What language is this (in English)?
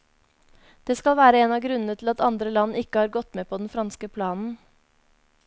Norwegian